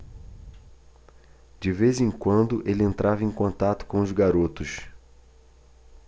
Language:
Portuguese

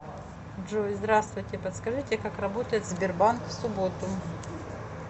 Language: Russian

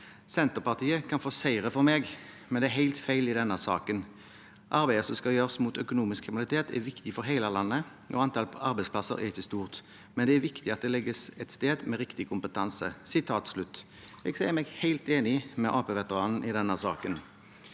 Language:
Norwegian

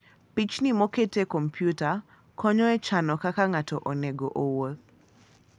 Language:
Luo (Kenya and Tanzania)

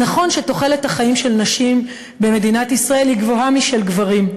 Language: Hebrew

